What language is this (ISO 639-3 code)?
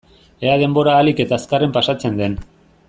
eus